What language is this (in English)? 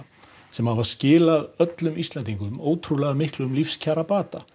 Icelandic